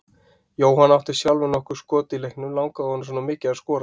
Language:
Icelandic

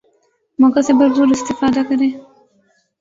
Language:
Urdu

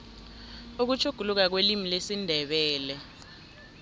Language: South Ndebele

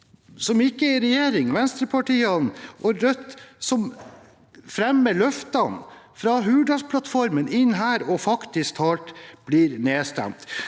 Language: Norwegian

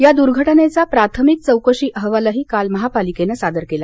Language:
Marathi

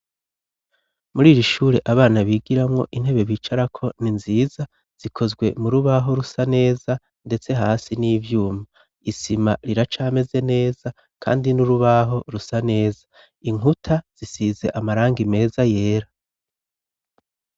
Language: Rundi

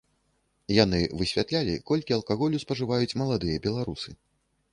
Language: Belarusian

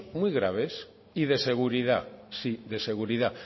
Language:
Spanish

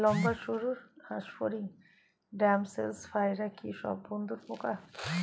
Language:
Bangla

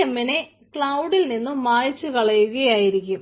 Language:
Malayalam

